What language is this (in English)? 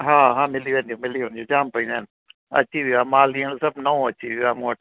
Sindhi